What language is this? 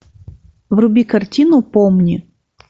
Russian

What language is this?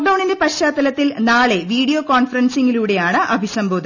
Malayalam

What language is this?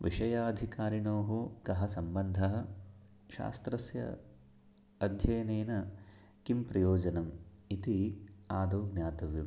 Sanskrit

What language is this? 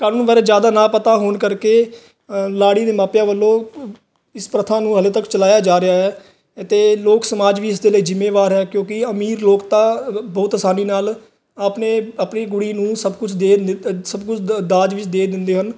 Punjabi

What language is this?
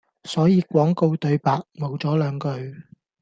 Cantonese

